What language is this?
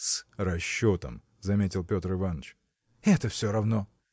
Russian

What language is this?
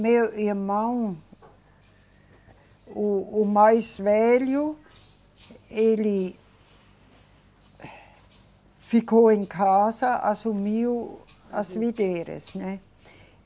Portuguese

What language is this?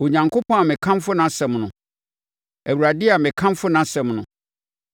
Akan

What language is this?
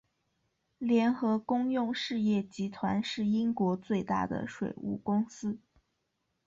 Chinese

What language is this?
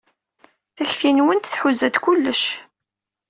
Kabyle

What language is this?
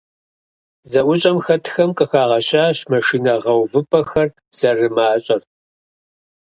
Kabardian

